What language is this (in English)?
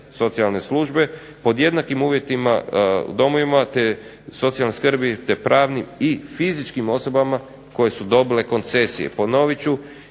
Croatian